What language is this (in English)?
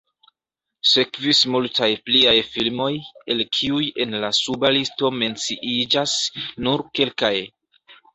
Esperanto